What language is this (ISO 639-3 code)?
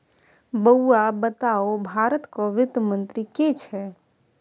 mai